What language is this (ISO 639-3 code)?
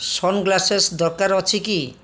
ori